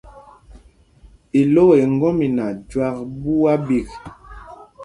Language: Mpumpong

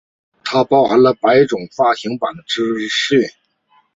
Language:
Chinese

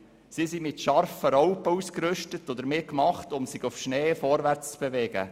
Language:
Swiss German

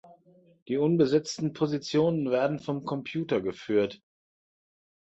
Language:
German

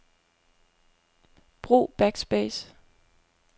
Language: Danish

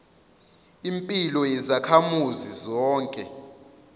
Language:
Zulu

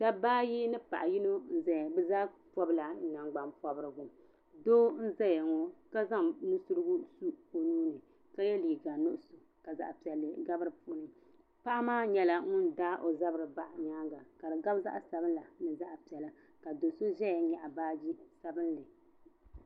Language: Dagbani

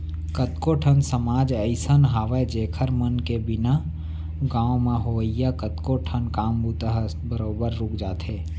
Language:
Chhattisgarhi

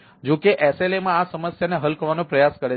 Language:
Gujarati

